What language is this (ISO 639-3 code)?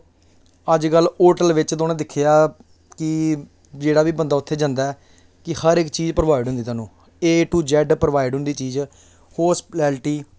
doi